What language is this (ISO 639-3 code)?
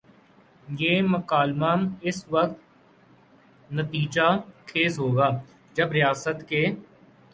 urd